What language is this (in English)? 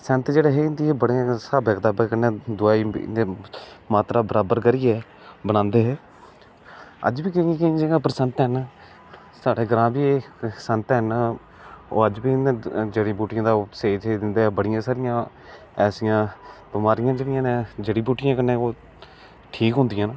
Dogri